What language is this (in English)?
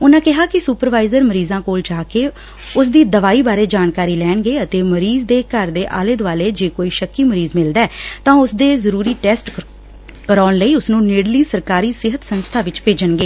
Punjabi